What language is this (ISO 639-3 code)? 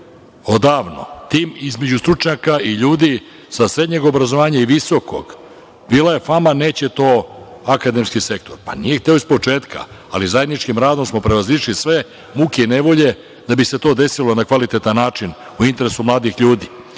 srp